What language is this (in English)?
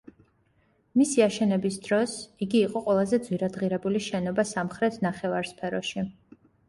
Georgian